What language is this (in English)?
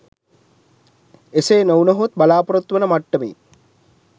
Sinhala